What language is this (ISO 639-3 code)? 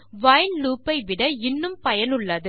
tam